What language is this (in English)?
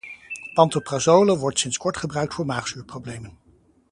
Dutch